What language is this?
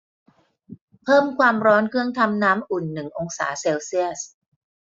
Thai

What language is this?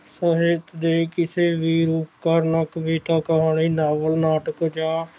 Punjabi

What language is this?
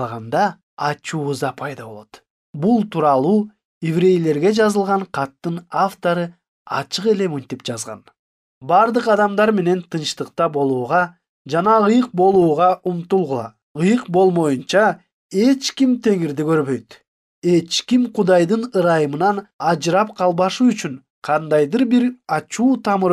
Turkish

